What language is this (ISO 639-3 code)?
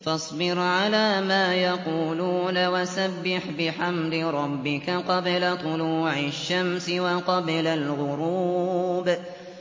ara